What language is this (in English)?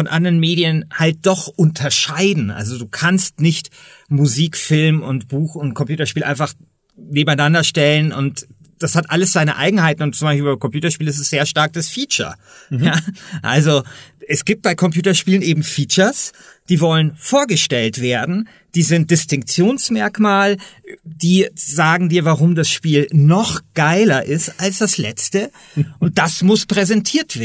German